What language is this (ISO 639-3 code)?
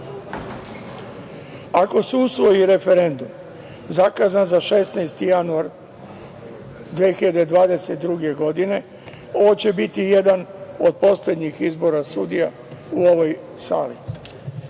srp